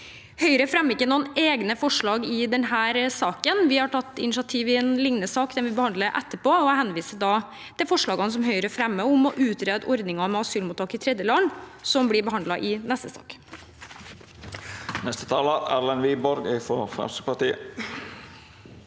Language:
Norwegian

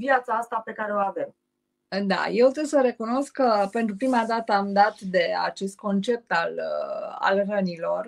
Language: Romanian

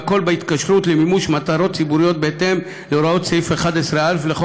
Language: Hebrew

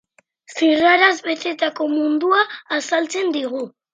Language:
Basque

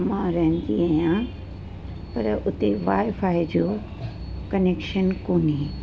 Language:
Sindhi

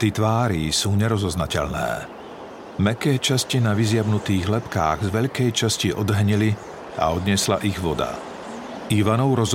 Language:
Slovak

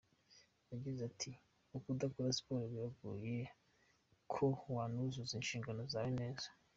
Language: Kinyarwanda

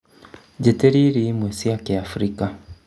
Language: Kikuyu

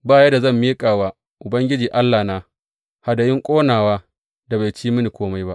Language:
Hausa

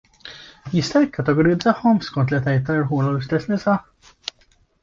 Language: Maltese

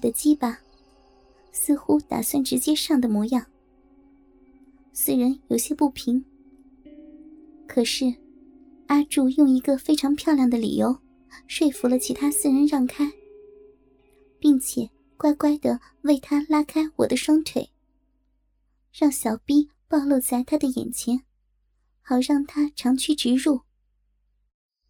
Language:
Chinese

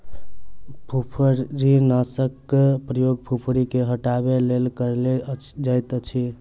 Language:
Maithili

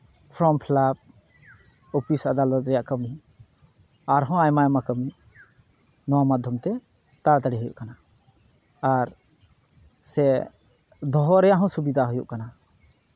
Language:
Santali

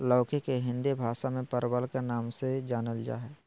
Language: Magahi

